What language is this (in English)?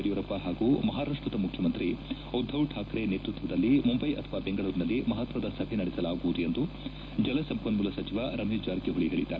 Kannada